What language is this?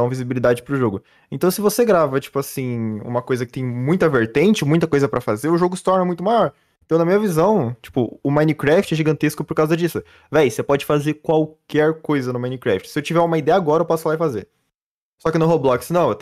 Portuguese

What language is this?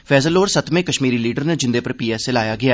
Dogri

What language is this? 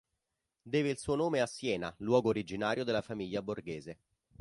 Italian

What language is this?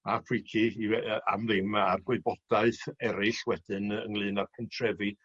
Welsh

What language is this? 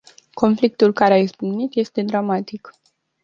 Romanian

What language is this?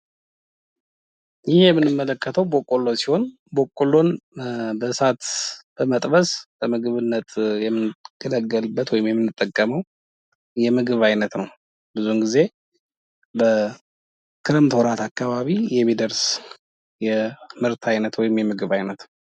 Amharic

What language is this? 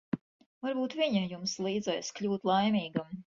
Latvian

